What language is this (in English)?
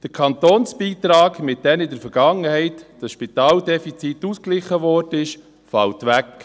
Swiss German